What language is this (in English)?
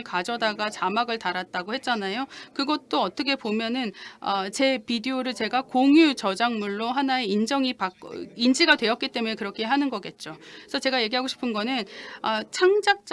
Korean